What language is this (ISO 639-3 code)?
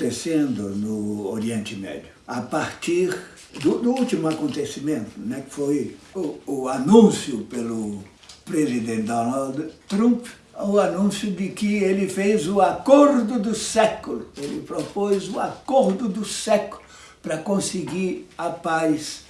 por